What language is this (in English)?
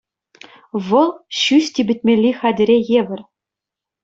Chuvash